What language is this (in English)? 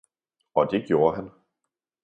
Danish